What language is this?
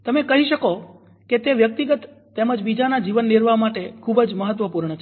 Gujarati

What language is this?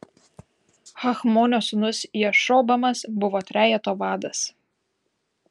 Lithuanian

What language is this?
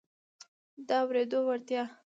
Pashto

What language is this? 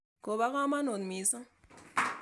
Kalenjin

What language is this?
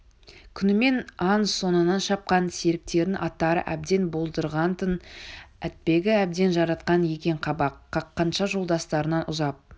Kazakh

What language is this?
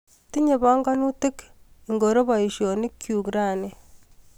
Kalenjin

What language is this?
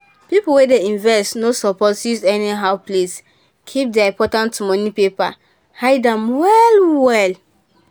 Nigerian Pidgin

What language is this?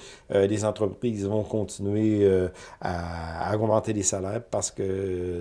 French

